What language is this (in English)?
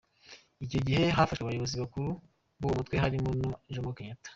Kinyarwanda